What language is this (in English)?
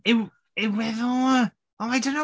Welsh